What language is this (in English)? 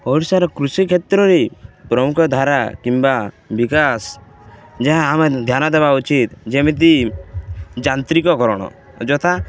Odia